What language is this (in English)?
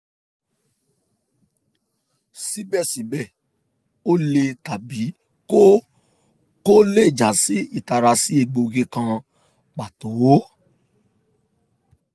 Yoruba